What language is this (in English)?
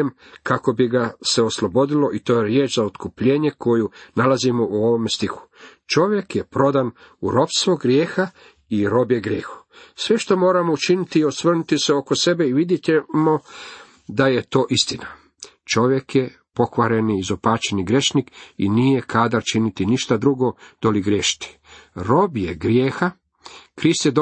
Croatian